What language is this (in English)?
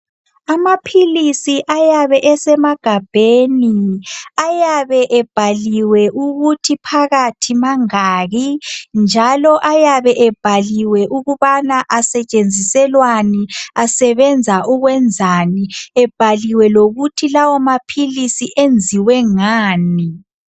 North Ndebele